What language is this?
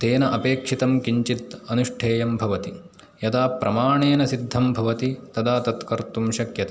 Sanskrit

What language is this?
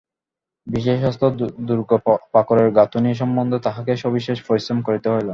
Bangla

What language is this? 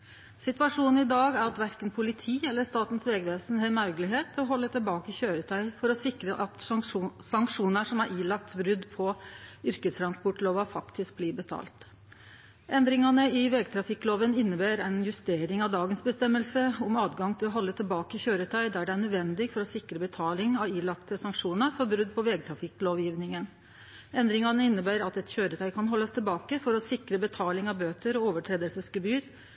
Norwegian Nynorsk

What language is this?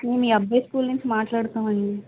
Telugu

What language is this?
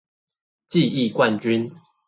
Chinese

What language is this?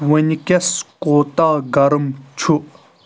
Kashmiri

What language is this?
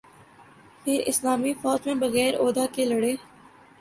Urdu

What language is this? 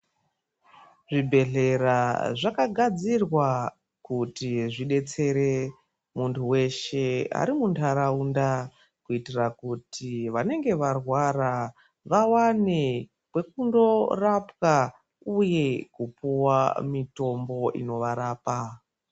Ndau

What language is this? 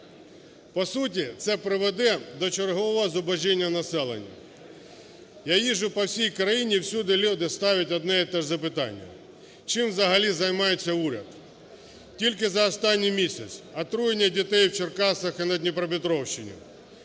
Ukrainian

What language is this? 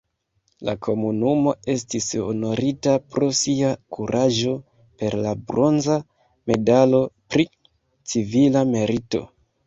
Esperanto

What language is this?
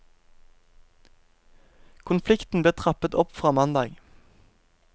Norwegian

